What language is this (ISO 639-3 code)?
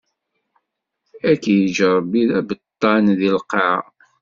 kab